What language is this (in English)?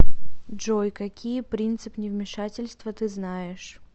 Russian